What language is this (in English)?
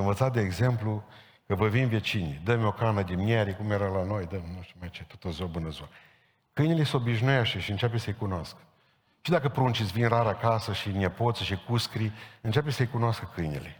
Romanian